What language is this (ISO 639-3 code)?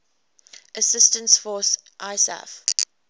eng